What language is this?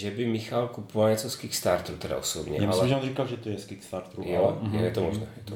Czech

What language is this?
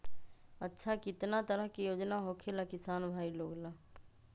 Magahi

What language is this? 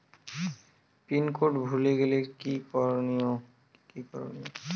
Bangla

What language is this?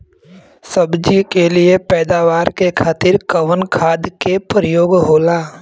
Bhojpuri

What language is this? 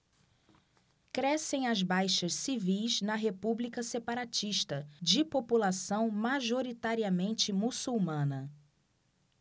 Portuguese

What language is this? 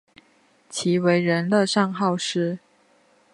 Chinese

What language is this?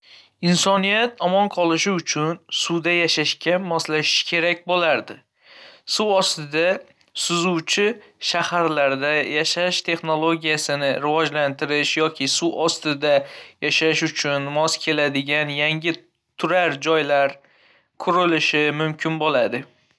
Uzbek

